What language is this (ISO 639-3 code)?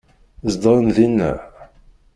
kab